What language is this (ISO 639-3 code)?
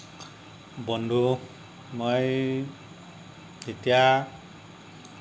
asm